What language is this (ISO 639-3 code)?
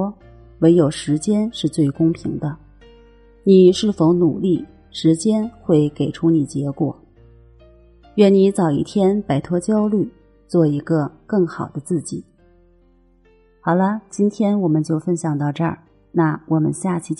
zho